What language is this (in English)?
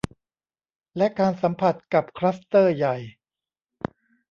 Thai